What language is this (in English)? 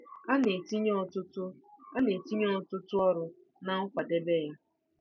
Igbo